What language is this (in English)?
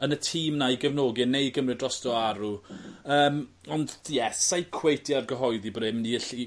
Welsh